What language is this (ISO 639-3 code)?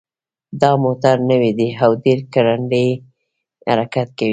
pus